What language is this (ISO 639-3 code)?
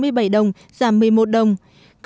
vie